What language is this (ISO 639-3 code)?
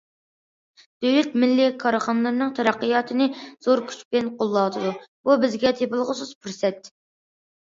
uig